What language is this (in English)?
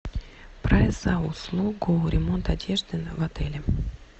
Russian